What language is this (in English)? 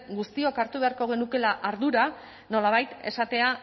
Basque